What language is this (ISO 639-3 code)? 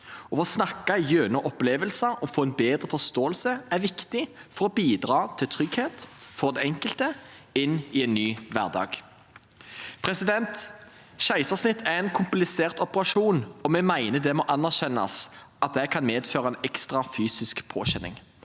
nor